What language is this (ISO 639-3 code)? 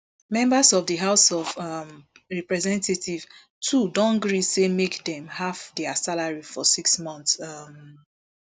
pcm